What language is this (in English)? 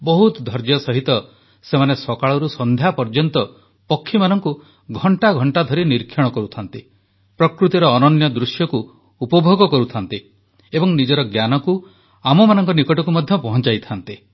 Odia